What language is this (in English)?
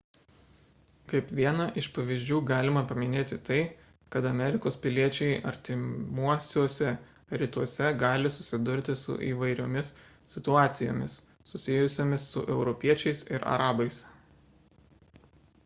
Lithuanian